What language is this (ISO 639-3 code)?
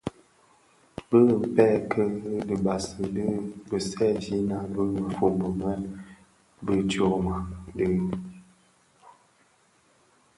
ksf